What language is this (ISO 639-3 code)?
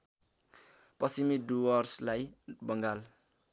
nep